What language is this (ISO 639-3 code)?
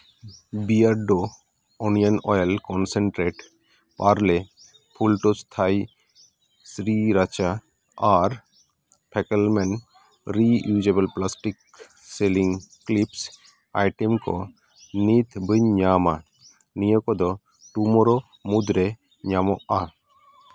sat